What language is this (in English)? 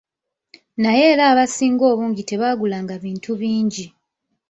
Ganda